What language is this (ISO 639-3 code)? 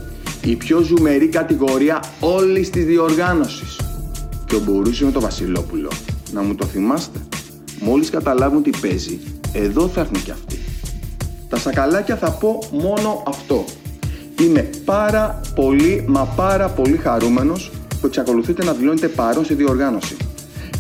ell